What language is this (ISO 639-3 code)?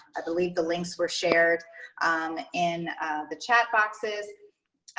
eng